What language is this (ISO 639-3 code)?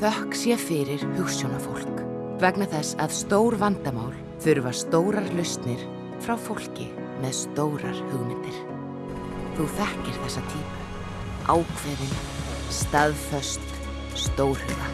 isl